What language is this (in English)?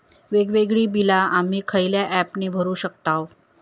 Marathi